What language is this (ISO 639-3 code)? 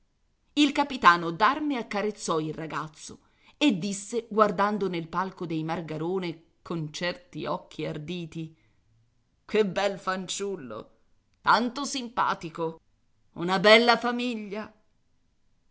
ita